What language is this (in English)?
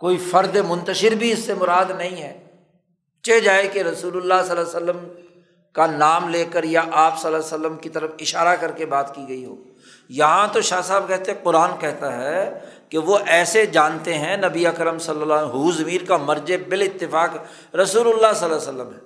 Urdu